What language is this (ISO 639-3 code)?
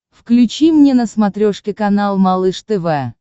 rus